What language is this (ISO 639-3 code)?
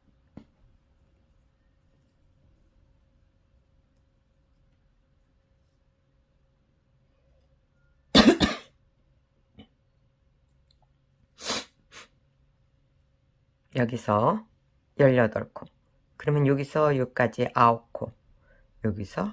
kor